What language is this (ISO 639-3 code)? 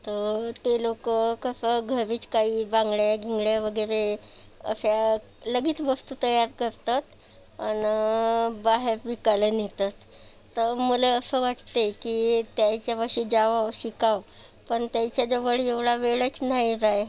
mar